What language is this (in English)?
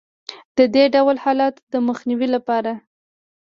Pashto